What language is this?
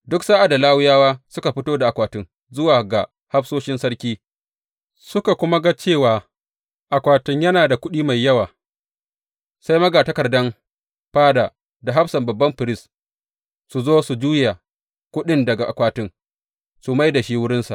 Hausa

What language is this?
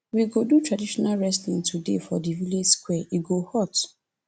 Nigerian Pidgin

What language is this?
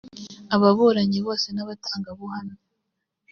Kinyarwanda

